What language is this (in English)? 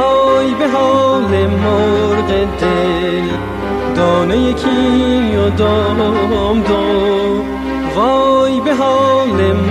Persian